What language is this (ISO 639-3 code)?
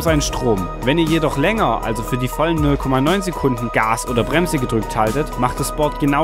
deu